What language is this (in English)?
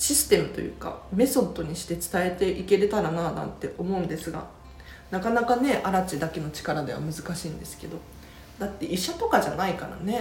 Japanese